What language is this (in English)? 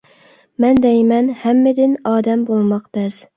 Uyghur